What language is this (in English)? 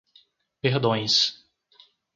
Portuguese